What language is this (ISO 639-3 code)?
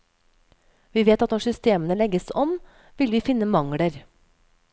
nor